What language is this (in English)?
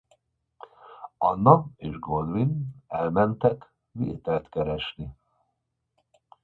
Hungarian